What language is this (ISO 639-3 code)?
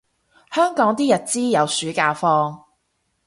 yue